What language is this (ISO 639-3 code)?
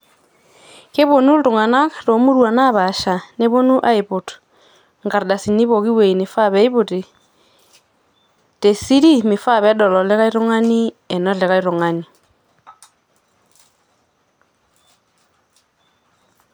mas